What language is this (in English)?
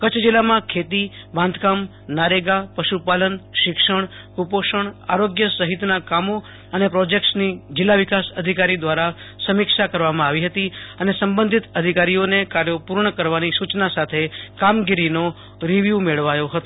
Gujarati